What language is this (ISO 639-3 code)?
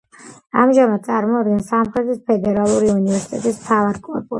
kat